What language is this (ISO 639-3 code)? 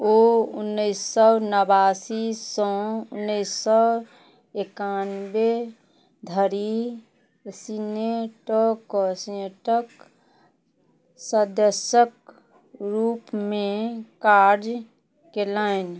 mai